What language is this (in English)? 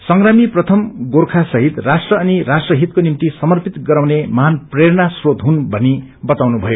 Nepali